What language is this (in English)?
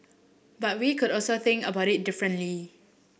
English